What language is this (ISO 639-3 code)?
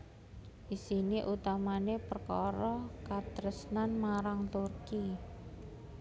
jav